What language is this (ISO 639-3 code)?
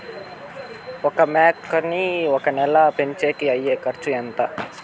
tel